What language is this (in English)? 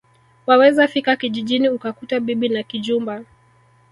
Swahili